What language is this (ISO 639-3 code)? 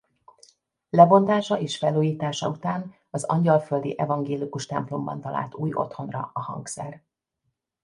hun